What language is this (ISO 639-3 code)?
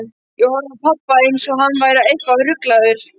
isl